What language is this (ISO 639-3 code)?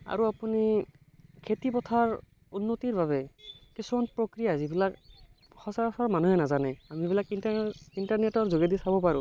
asm